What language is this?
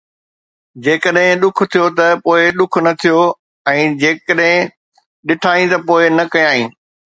Sindhi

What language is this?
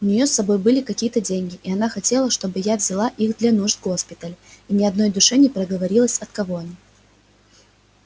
Russian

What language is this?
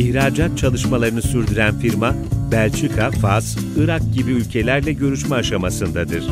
Turkish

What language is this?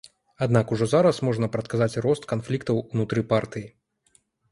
Belarusian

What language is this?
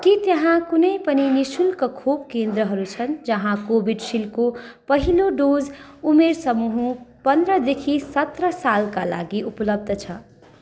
Nepali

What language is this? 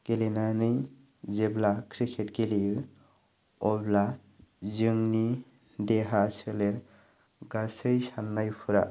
Bodo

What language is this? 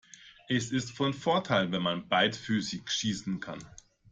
German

